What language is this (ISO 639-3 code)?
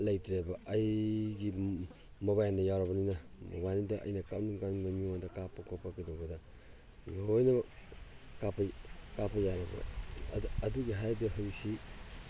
mni